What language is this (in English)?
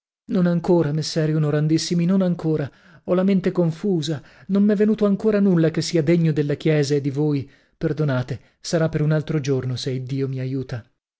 Italian